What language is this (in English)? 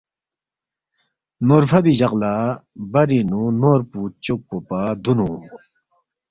Balti